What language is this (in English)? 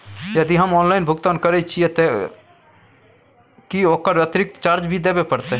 Maithili